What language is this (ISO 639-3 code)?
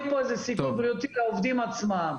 heb